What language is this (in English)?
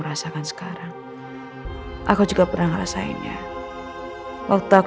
Indonesian